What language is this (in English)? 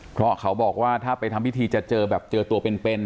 Thai